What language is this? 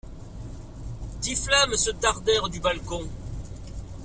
French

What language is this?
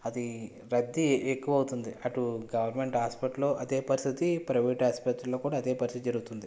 Telugu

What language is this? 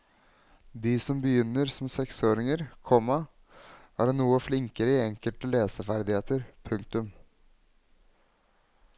Norwegian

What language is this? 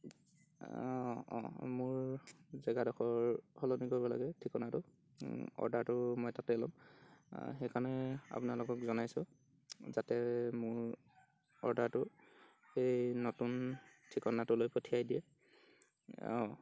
Assamese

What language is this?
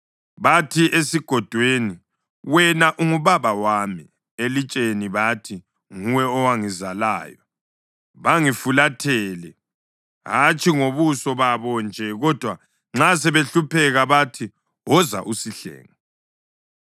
North Ndebele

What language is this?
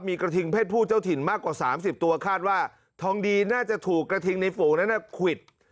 Thai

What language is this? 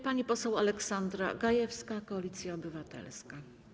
Polish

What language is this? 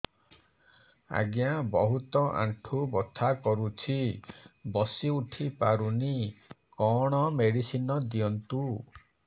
Odia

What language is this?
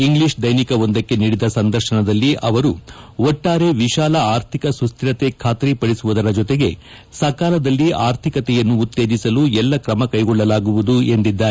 Kannada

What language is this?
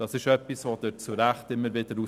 Swiss German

